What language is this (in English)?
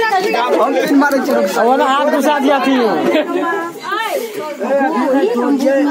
Romanian